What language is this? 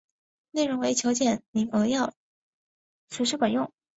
Chinese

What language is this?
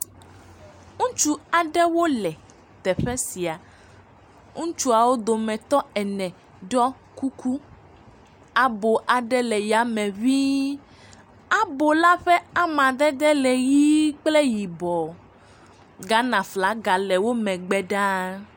Ewe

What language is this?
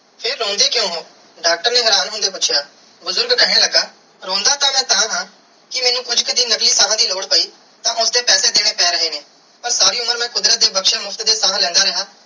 Punjabi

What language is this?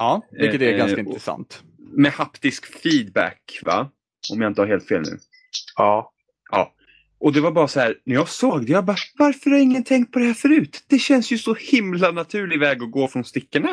Swedish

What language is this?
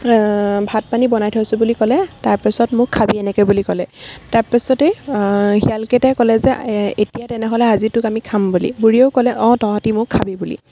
Assamese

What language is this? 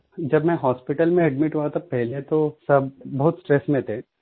Hindi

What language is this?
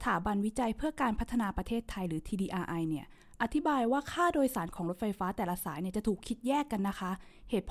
Thai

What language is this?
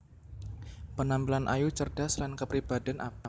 Javanese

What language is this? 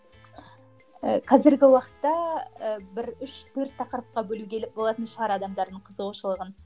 Kazakh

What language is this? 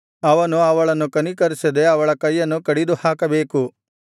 Kannada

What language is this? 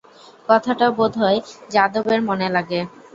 Bangla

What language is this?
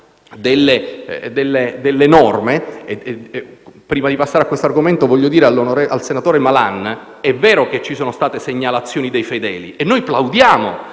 Italian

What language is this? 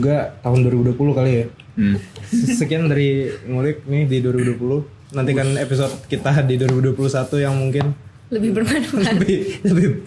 Indonesian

